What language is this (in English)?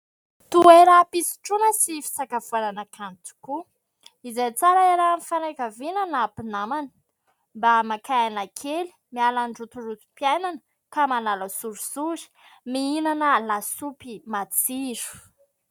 Malagasy